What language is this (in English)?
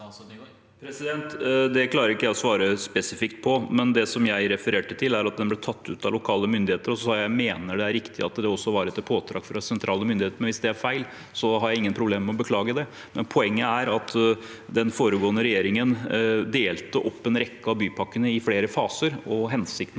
Norwegian